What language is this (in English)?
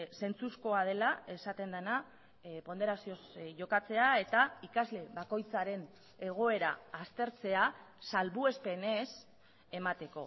Basque